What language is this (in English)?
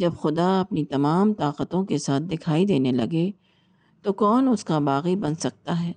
Urdu